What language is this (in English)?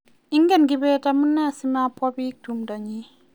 Kalenjin